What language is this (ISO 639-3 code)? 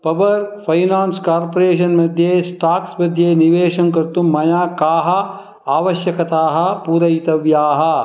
san